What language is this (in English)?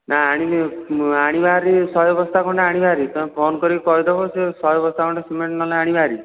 Odia